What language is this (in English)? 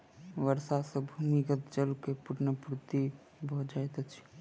Maithili